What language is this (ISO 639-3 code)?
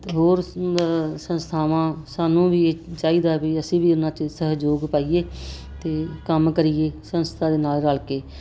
pan